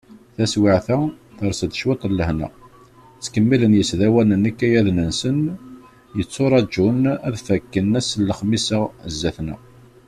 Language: Kabyle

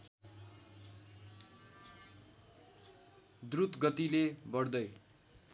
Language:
Nepali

